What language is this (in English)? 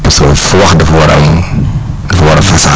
Wolof